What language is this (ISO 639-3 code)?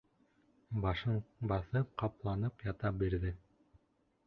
bak